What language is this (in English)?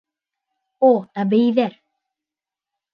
Bashkir